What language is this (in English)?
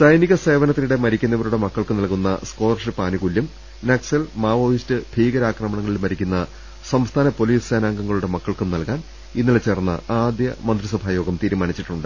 Malayalam